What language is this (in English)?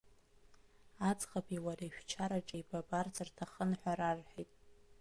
Abkhazian